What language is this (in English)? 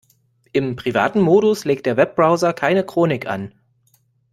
German